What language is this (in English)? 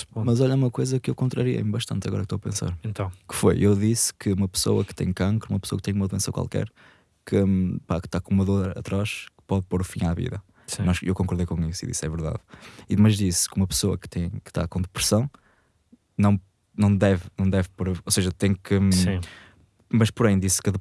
Portuguese